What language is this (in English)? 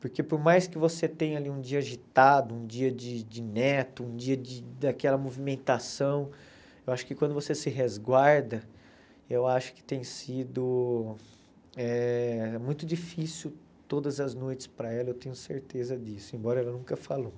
Portuguese